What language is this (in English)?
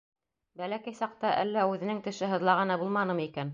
Bashkir